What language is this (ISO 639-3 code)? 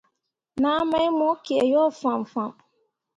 mua